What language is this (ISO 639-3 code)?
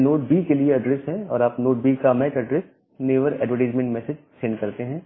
hin